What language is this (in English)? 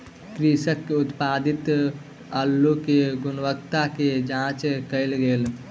Maithili